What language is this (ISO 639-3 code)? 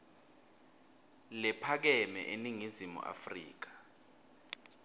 ssw